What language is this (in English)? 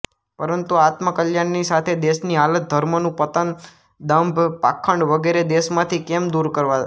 Gujarati